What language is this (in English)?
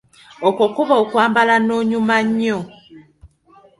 Ganda